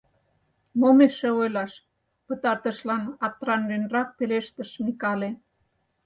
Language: Mari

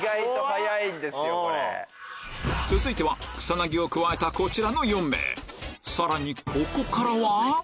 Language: Japanese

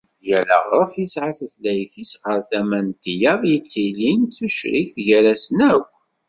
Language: Kabyle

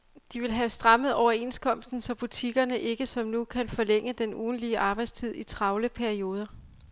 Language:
Danish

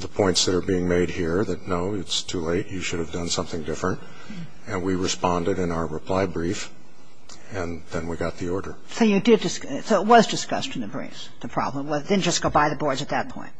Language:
English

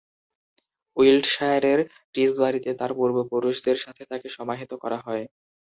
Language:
Bangla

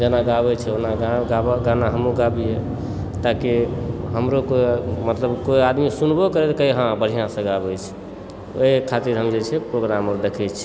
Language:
Maithili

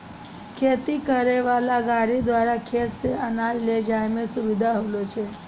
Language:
Maithili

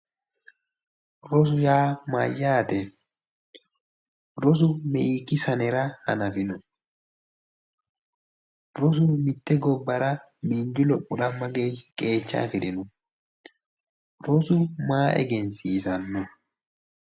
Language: Sidamo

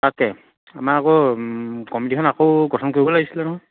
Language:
Assamese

